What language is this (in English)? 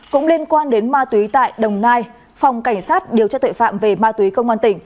Vietnamese